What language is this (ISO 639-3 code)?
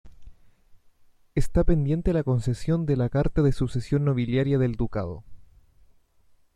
spa